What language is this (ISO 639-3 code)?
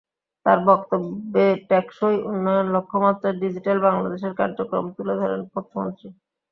ben